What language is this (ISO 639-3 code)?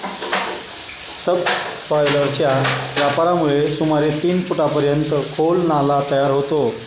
mar